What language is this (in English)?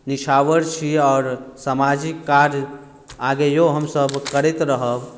Maithili